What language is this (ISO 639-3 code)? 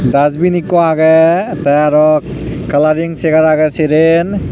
ccp